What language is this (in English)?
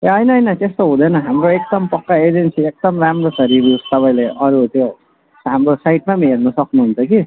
Nepali